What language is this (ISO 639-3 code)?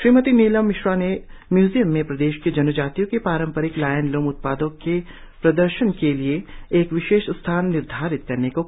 hin